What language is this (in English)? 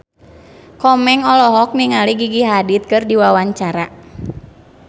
Sundanese